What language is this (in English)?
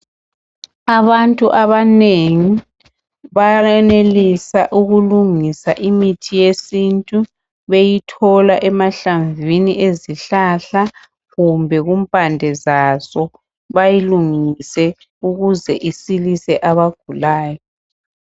North Ndebele